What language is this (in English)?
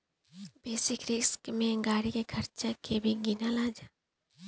Bhojpuri